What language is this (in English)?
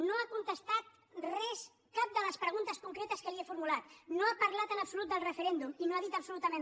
Catalan